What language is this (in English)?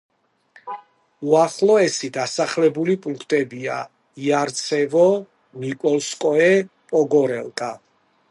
Georgian